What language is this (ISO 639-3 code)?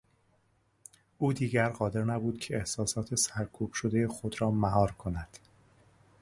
fas